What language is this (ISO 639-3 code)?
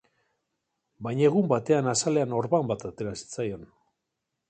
eus